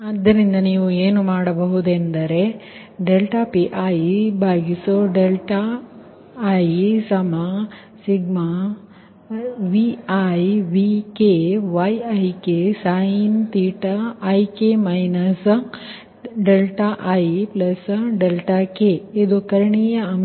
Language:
Kannada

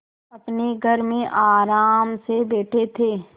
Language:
Hindi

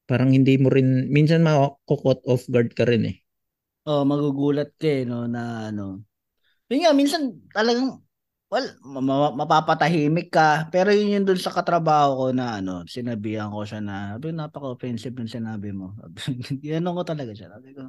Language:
Filipino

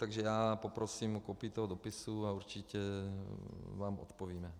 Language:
Czech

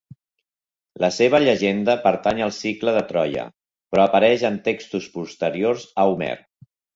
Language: Catalan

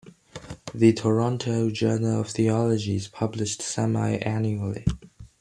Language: English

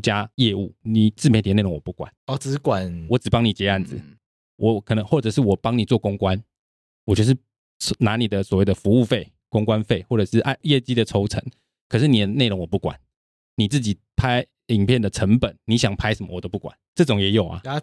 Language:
Chinese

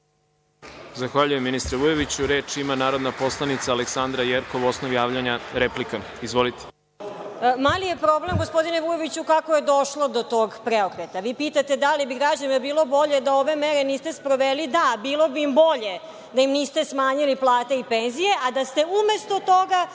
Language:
Serbian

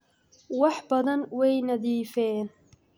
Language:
Somali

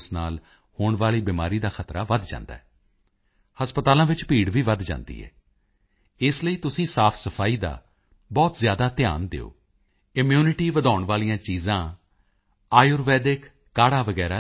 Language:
Punjabi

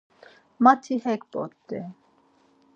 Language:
Laz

